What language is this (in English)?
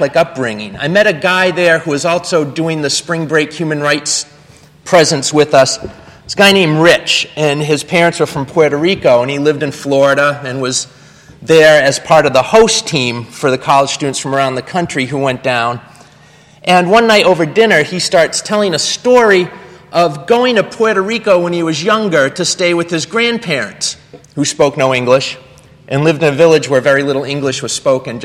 English